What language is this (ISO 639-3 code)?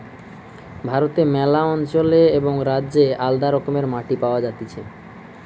ben